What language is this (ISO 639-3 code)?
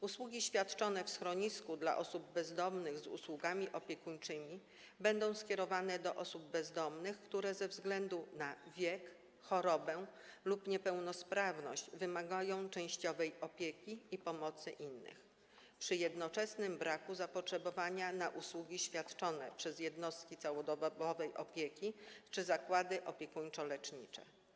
pol